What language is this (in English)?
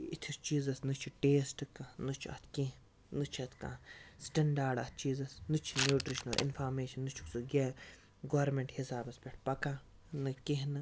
Kashmiri